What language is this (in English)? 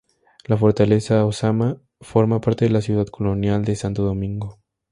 Spanish